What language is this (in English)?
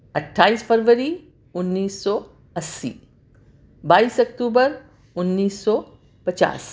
Urdu